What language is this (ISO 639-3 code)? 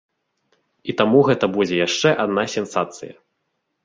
bel